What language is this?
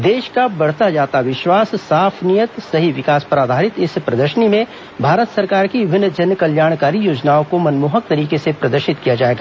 Hindi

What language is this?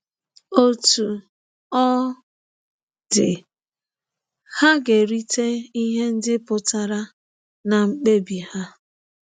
Igbo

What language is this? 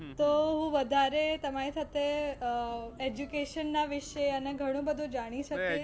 Gujarati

